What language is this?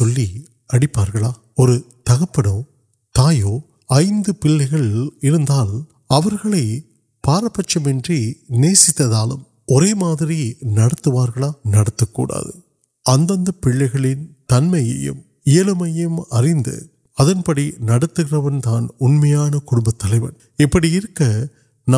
Urdu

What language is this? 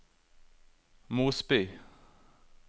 Norwegian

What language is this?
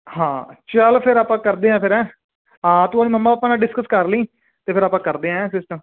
Punjabi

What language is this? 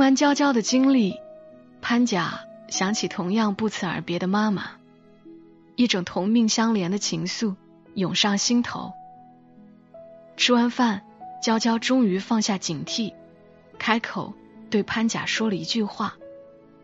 Chinese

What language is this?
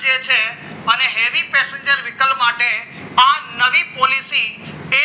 Gujarati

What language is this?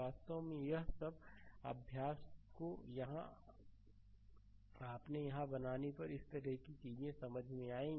Hindi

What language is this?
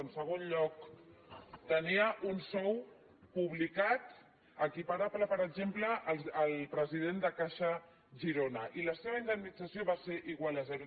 Catalan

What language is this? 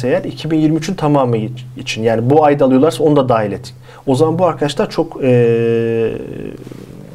Turkish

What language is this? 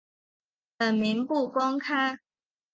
Chinese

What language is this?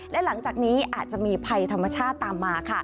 Thai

